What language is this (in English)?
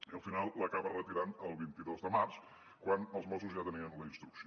Catalan